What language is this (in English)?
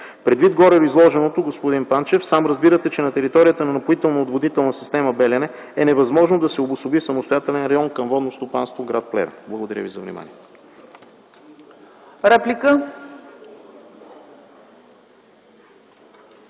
Bulgarian